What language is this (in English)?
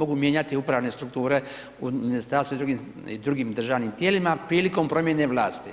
Croatian